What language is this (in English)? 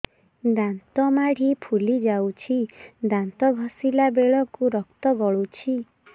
Odia